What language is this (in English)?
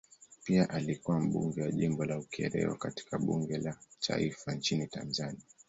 Swahili